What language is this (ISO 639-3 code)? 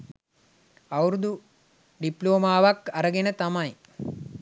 sin